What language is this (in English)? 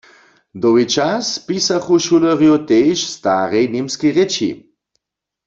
Upper Sorbian